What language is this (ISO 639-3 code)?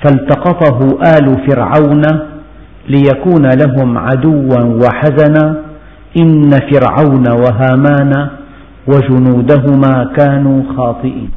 ara